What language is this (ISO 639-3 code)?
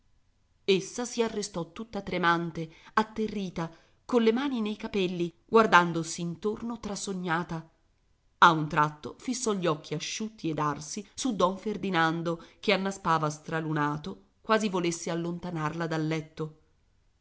ita